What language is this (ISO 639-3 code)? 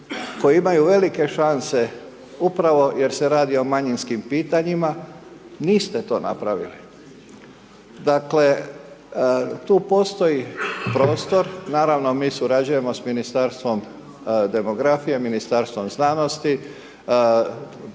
hrv